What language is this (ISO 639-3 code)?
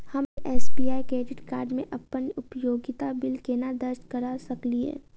mai